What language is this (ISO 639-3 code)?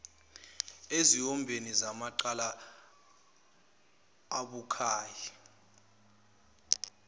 zul